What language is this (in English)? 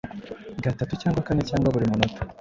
Kinyarwanda